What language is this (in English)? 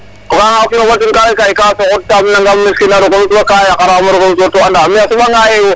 Serer